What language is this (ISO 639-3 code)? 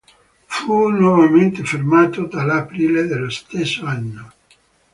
ita